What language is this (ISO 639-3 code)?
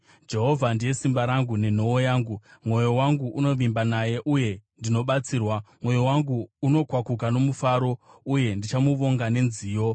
sna